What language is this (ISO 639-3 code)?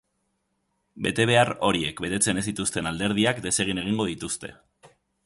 eus